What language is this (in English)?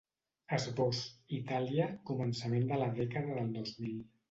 Catalan